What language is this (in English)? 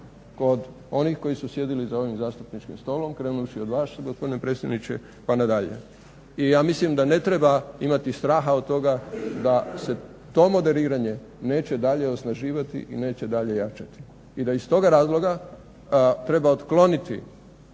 Croatian